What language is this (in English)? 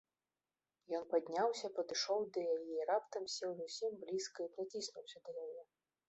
Belarusian